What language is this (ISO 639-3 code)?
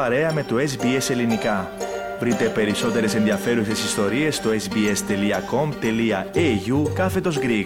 ell